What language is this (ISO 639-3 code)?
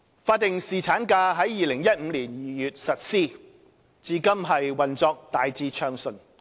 yue